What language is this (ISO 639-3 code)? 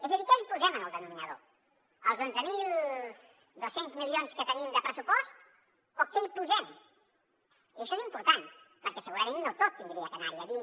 cat